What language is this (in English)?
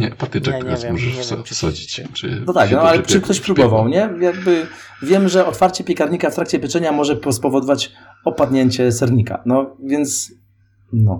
Polish